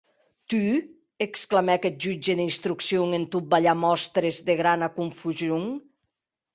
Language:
Occitan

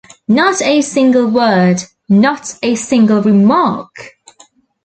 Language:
English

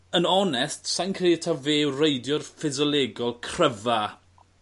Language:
Welsh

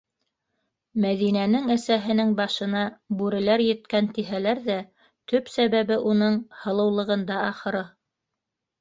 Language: Bashkir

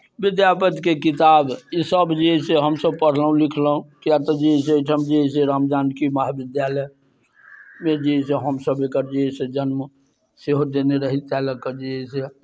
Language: Maithili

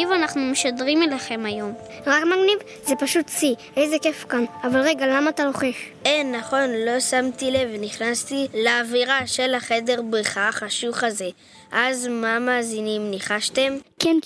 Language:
Hebrew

